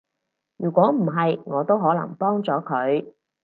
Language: Cantonese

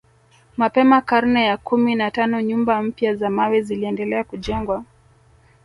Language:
Swahili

